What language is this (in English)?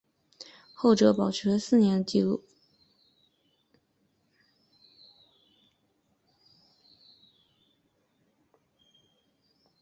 Chinese